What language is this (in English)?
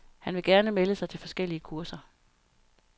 Danish